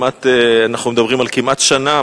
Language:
Hebrew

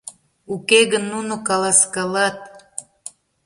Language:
Mari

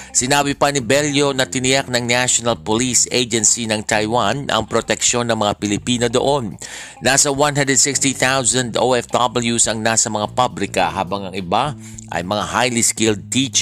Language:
Filipino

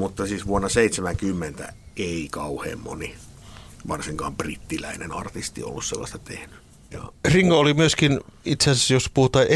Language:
Finnish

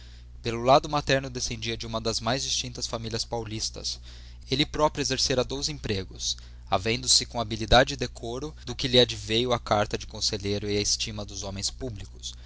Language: Portuguese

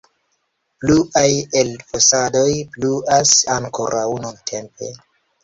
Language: Esperanto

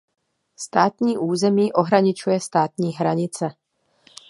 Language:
Czech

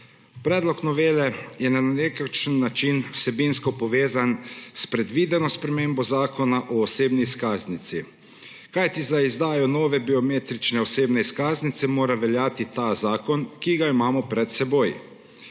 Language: Slovenian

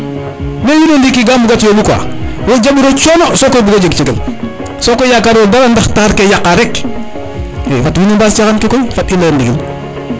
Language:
Serer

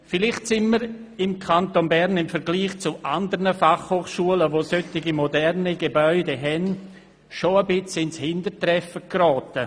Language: Swiss German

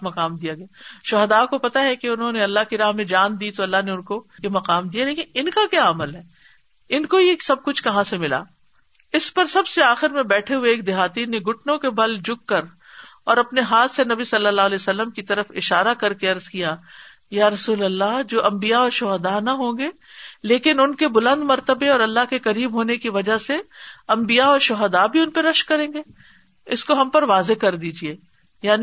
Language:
Urdu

